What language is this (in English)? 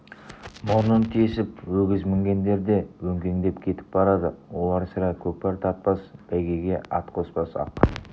Kazakh